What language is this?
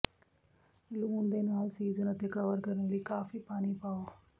Punjabi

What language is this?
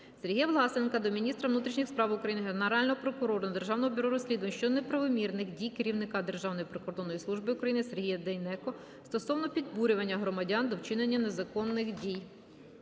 Ukrainian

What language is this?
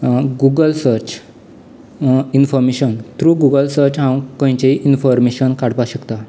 Konkani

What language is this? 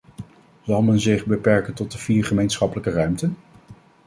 Dutch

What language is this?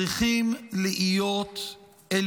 Hebrew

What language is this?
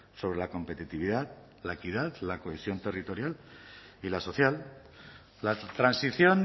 Spanish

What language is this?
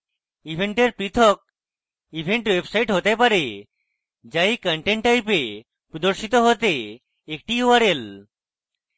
Bangla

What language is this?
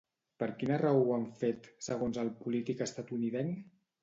Catalan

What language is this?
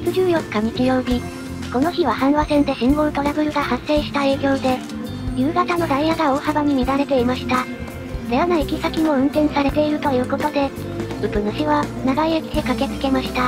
Japanese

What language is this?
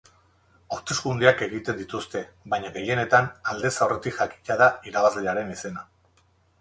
Basque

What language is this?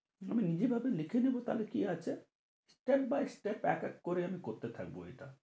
Bangla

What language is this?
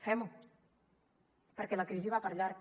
Catalan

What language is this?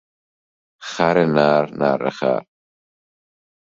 Persian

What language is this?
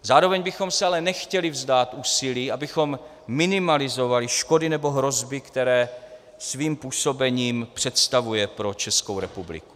Czech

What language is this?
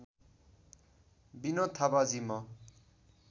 Nepali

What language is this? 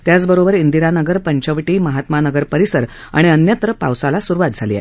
Marathi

